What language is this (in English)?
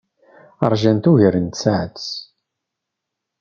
Kabyle